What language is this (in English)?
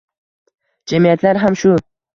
Uzbek